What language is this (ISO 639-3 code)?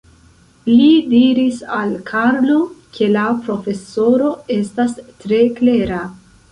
epo